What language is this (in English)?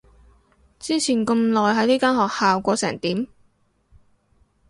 Cantonese